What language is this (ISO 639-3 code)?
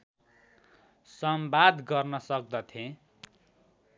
nep